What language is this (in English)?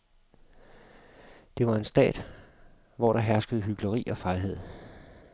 Danish